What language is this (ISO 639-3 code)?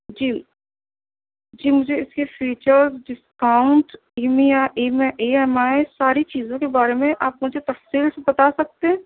urd